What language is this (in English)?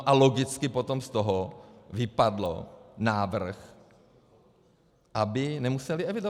Czech